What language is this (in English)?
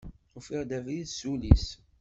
Kabyle